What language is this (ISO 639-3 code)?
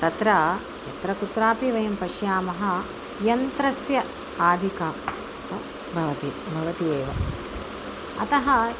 san